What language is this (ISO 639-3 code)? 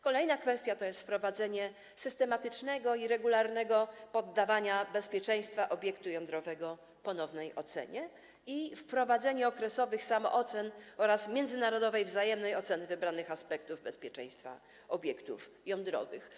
pol